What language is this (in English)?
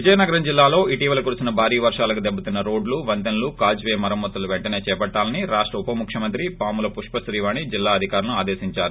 Telugu